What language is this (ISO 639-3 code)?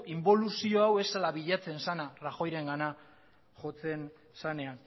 eus